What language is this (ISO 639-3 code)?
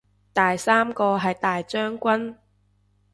yue